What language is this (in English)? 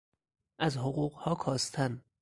Persian